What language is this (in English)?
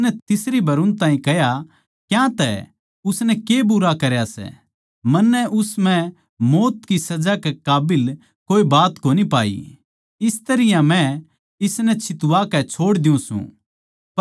Haryanvi